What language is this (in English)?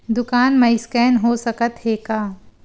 Chhattisgarhi